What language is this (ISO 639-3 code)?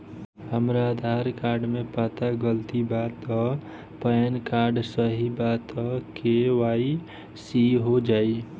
bho